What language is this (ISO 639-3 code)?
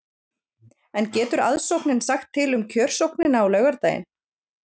isl